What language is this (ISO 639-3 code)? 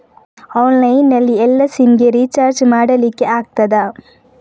kan